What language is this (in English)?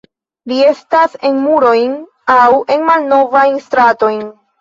Esperanto